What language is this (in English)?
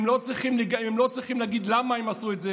Hebrew